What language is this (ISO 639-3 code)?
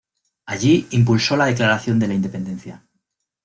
spa